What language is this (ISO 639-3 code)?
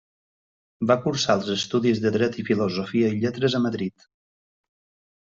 cat